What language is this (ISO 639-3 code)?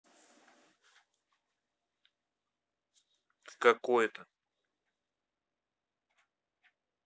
rus